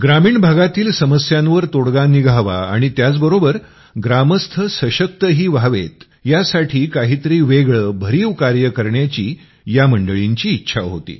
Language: Marathi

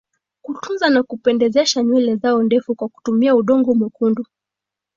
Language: Swahili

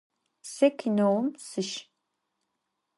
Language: Adyghe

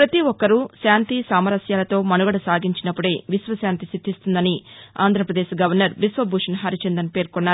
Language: Telugu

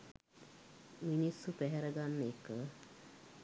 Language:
Sinhala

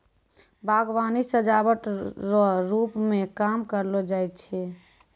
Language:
Maithili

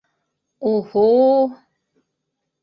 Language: Bashkir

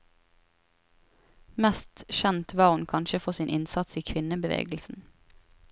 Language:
Norwegian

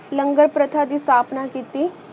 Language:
Punjabi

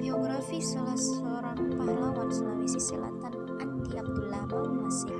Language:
Indonesian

